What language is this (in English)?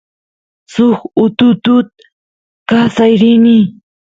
Santiago del Estero Quichua